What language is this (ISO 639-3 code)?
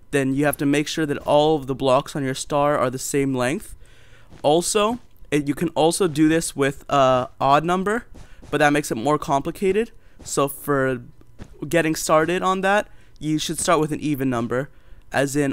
eng